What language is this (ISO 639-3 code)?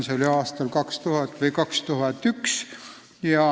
est